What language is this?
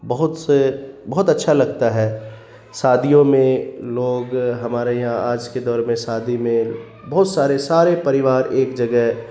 Urdu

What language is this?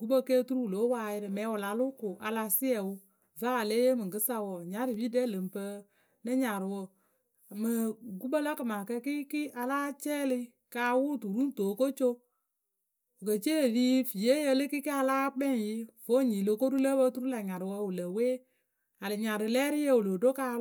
Akebu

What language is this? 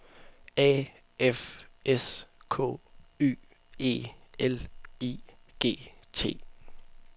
Danish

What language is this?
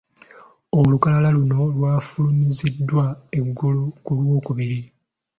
Ganda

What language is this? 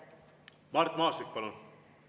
Estonian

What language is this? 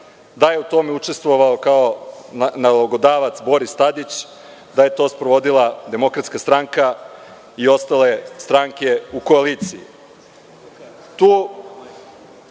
Serbian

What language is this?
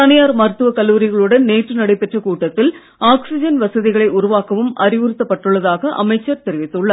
Tamil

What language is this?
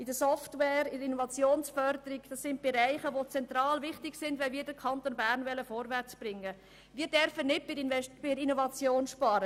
Swiss German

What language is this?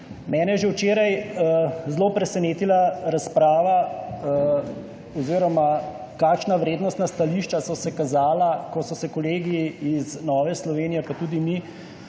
Slovenian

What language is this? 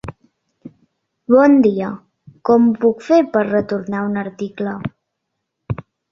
Catalan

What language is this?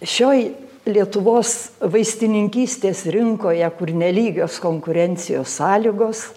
Lithuanian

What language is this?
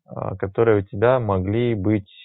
Russian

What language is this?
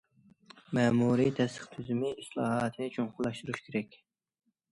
Uyghur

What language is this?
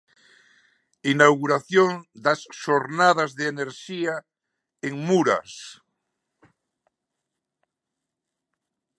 Galician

